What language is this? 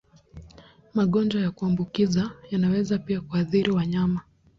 Swahili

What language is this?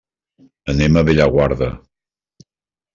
Catalan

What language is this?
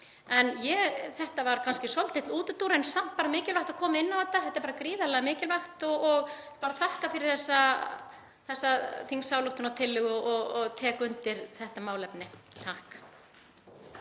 Icelandic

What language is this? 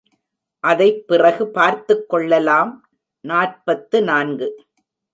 Tamil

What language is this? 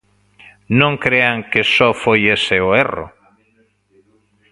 Galician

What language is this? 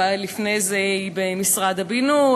Hebrew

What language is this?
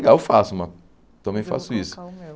Portuguese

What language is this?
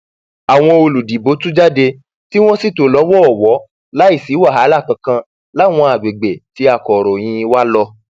Yoruba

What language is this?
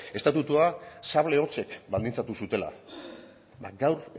Basque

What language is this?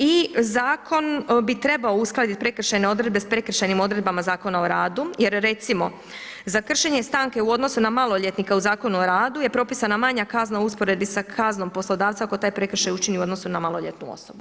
Croatian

